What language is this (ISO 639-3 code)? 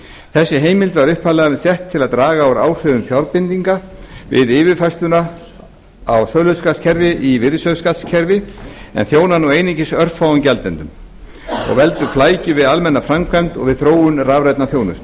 isl